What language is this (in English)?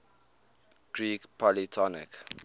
English